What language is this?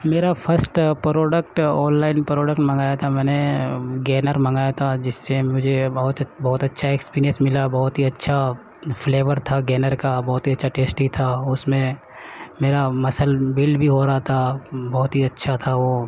Urdu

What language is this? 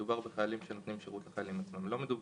Hebrew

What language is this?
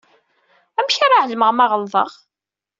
Kabyle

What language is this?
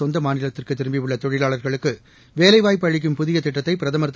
Tamil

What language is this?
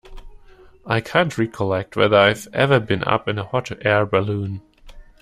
English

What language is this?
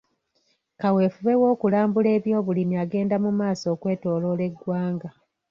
Ganda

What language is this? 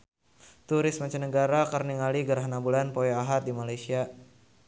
Sundanese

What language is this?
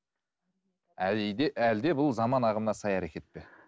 Kazakh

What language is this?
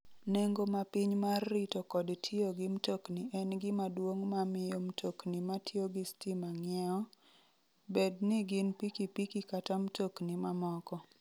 Luo (Kenya and Tanzania)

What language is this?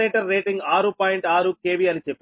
Telugu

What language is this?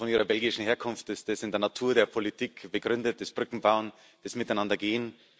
German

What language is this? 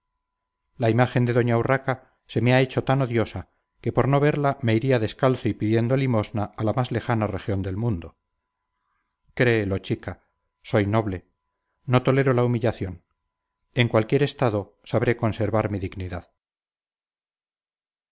Spanish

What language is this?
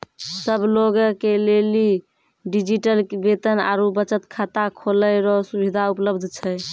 Maithili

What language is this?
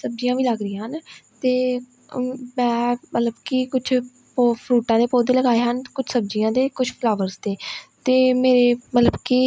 Punjabi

